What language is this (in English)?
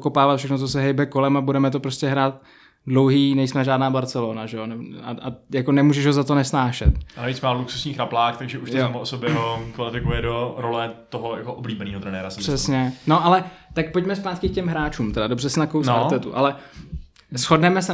Czech